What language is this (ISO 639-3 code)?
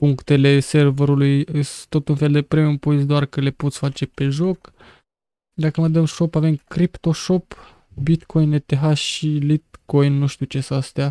ron